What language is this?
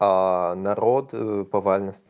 Russian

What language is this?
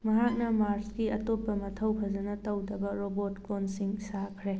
Manipuri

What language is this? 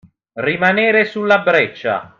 Italian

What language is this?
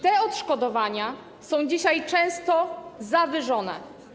Polish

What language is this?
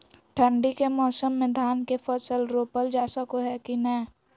Magahi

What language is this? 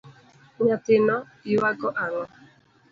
Luo (Kenya and Tanzania)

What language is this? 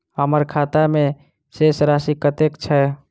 Maithili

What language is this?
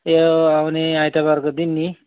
Nepali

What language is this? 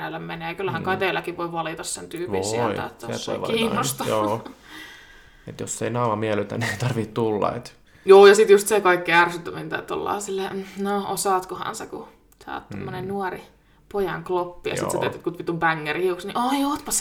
Finnish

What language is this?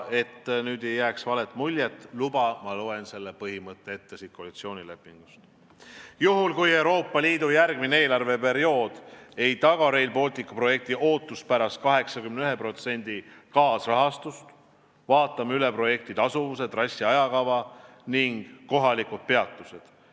Estonian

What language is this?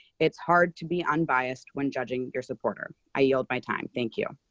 English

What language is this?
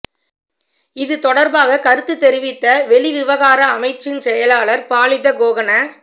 Tamil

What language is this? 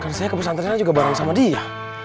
Indonesian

